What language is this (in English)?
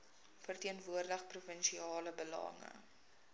Afrikaans